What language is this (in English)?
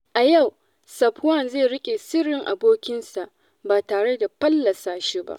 Hausa